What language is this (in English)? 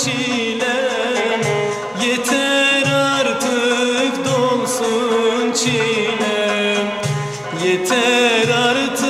Romanian